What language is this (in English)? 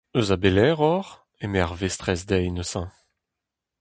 Breton